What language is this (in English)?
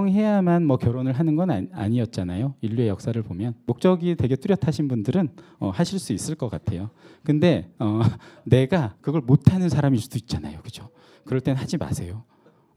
Korean